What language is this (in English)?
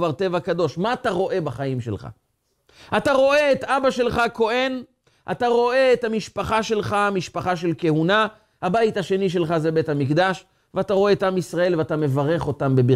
Hebrew